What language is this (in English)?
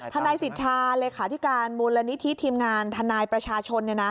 Thai